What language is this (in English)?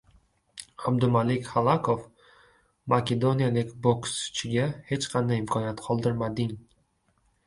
Uzbek